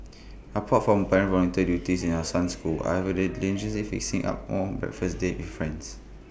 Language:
English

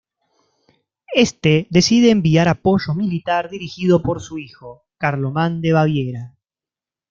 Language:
Spanish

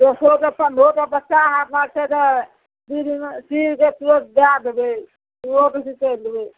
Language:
Maithili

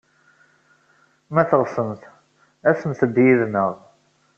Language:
Kabyle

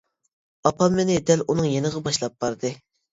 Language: Uyghur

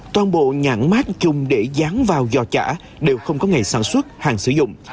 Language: Vietnamese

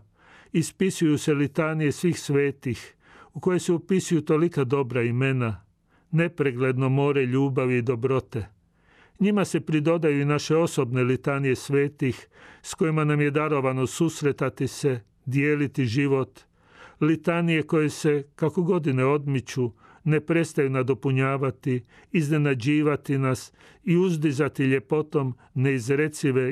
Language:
Croatian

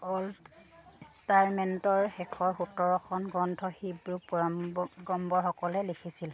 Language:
Assamese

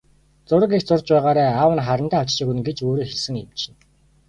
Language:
Mongolian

